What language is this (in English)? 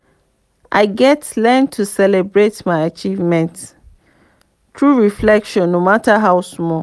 Nigerian Pidgin